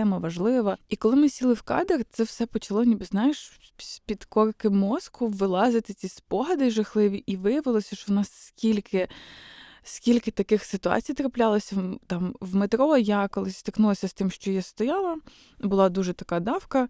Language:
Ukrainian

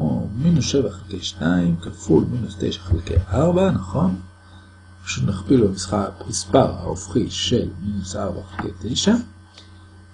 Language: Hebrew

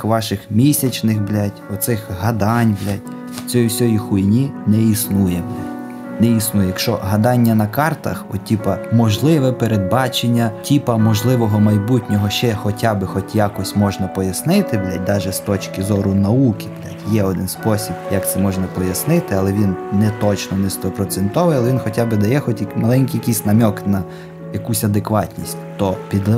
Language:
Ukrainian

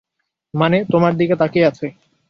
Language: Bangla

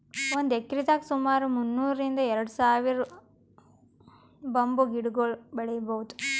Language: Kannada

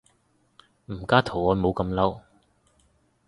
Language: Cantonese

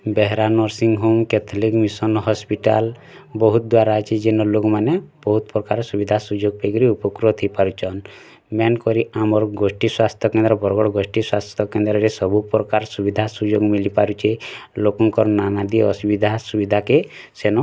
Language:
Odia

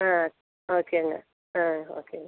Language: Tamil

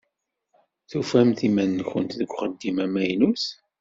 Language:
Kabyle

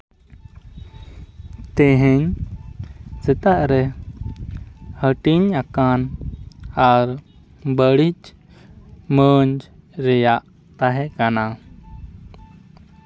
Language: Santali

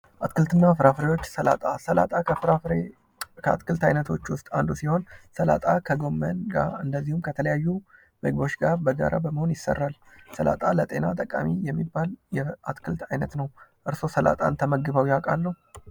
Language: Amharic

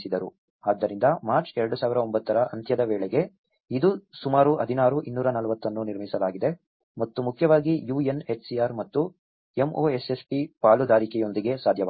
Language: Kannada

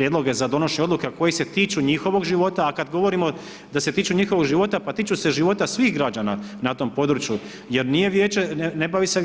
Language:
Croatian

